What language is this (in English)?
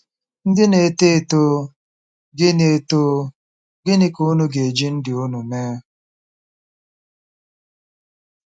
Igbo